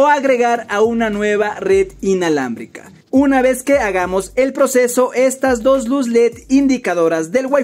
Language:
Spanish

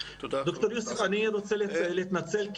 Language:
Hebrew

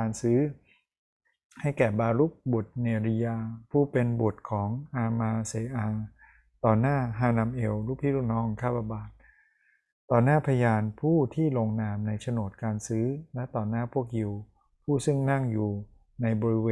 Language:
Thai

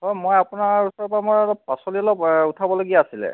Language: Assamese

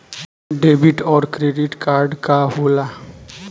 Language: Bhojpuri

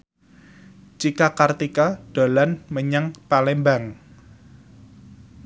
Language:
Javanese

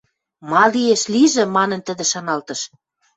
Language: Western Mari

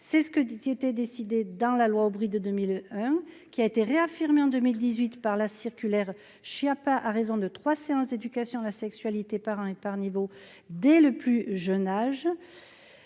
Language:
French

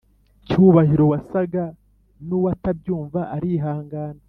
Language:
Kinyarwanda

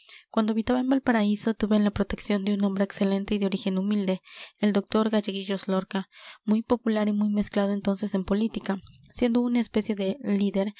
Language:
Spanish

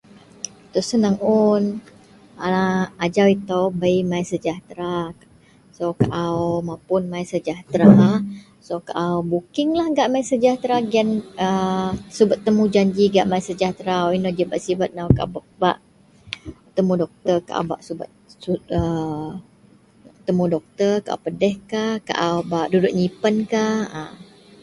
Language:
Central Melanau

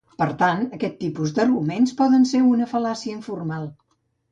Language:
Catalan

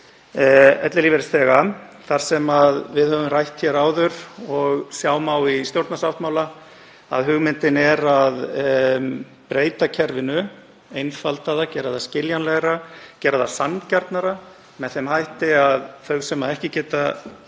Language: Icelandic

